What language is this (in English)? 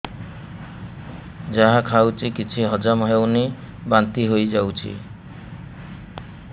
Odia